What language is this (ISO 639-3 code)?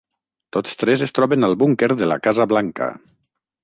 cat